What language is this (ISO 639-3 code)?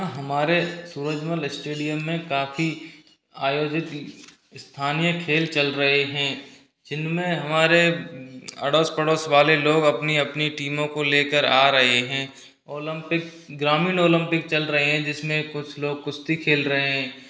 hin